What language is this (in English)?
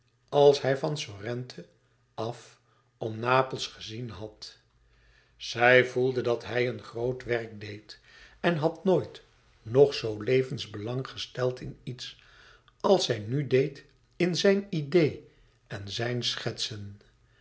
Dutch